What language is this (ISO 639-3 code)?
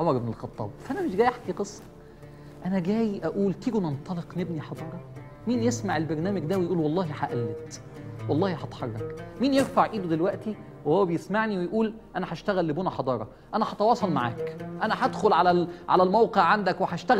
ara